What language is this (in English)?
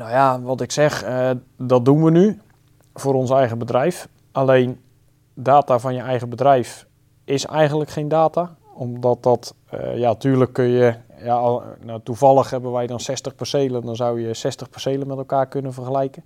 Dutch